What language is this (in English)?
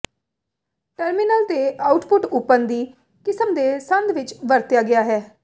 Punjabi